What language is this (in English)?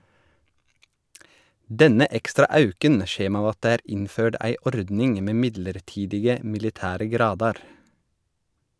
Norwegian